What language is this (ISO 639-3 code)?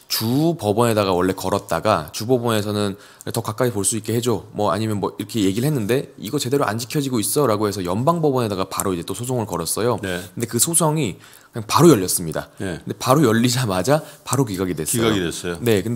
kor